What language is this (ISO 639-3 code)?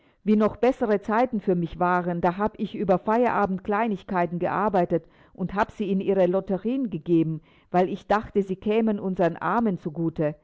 deu